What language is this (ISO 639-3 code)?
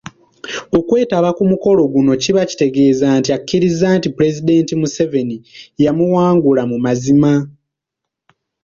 lug